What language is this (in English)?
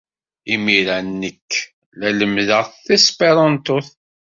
Kabyle